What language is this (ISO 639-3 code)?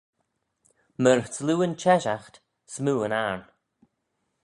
glv